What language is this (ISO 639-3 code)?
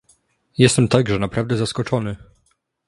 pol